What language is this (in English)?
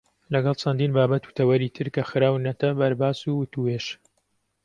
Central Kurdish